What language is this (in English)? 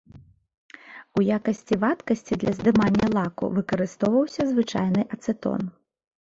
Belarusian